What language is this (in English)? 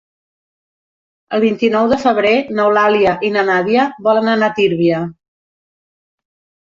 Catalan